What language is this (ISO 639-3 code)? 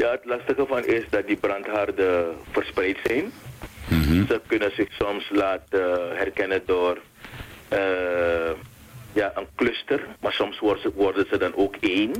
nld